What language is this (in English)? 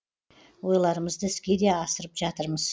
Kazakh